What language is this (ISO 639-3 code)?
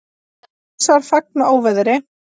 isl